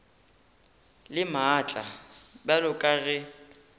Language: Northern Sotho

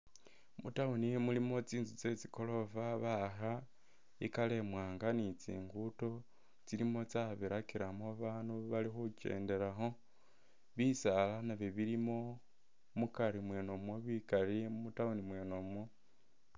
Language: Masaaba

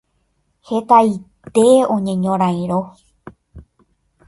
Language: Guarani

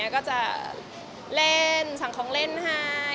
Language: Thai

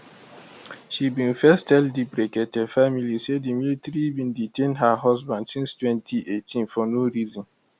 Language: Nigerian Pidgin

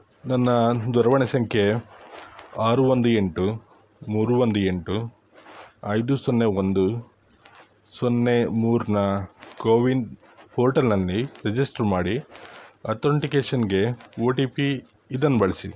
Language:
Kannada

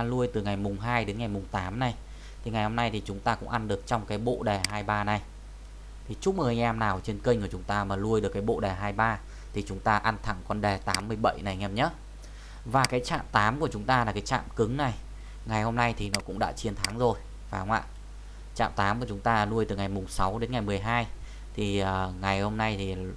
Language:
Vietnamese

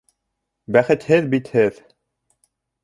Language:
Bashkir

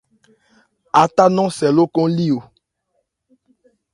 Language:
Ebrié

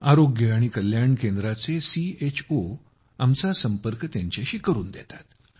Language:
Marathi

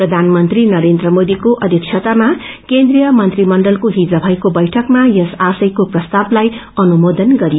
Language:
Nepali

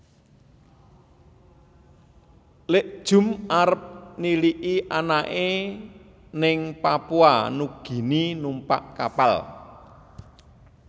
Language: Javanese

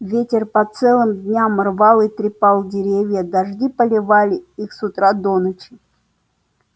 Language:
Russian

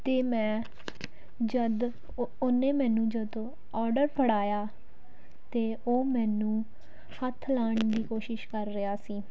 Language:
Punjabi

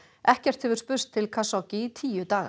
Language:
Icelandic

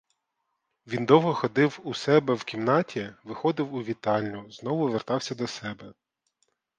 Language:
Ukrainian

